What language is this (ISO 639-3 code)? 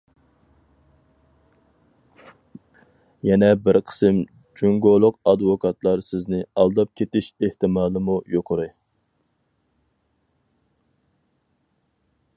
uig